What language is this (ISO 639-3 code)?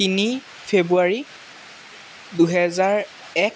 asm